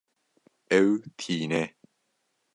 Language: Kurdish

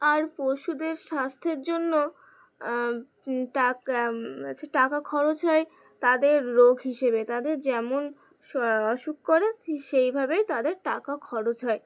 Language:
Bangla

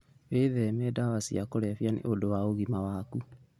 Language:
Kikuyu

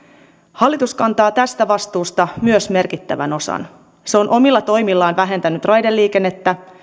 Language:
Finnish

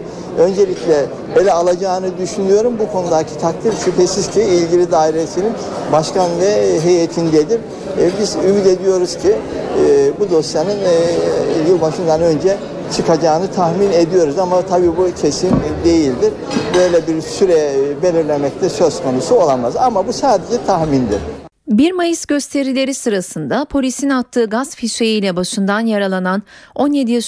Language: Turkish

